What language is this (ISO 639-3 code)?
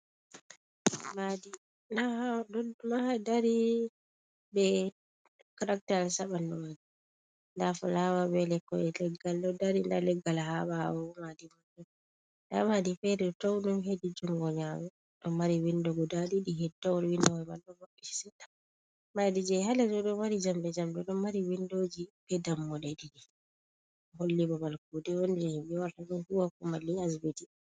ful